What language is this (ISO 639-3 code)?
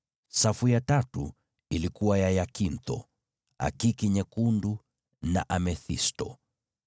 swa